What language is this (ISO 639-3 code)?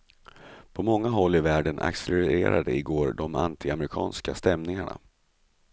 swe